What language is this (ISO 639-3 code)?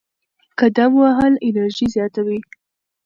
pus